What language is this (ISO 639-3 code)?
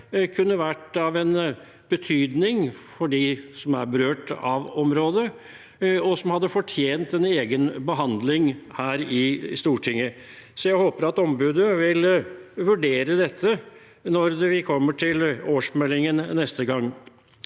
nor